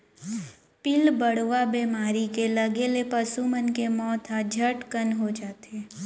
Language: Chhattisgarhi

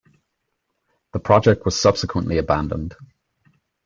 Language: English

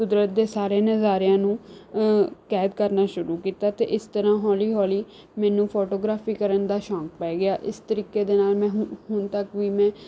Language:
Punjabi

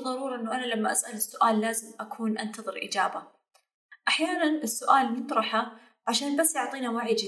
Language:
Arabic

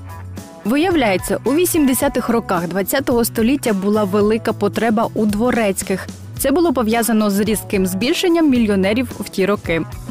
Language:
Ukrainian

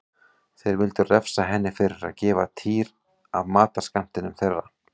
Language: Icelandic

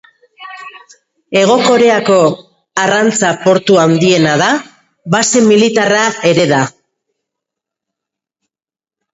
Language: Basque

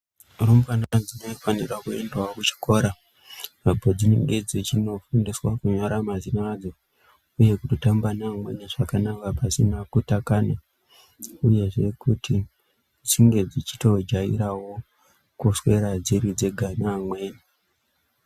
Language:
Ndau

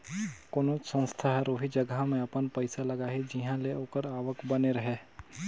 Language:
Chhattisgarhi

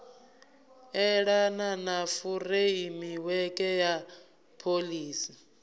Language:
Venda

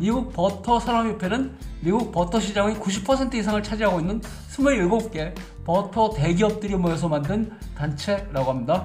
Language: Korean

